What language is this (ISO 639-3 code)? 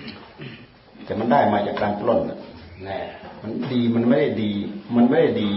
tha